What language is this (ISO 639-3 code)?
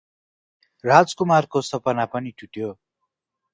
nep